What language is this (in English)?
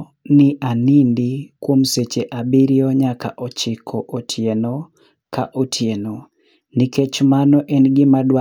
Luo (Kenya and Tanzania)